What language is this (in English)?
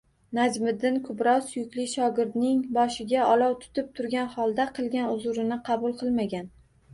Uzbek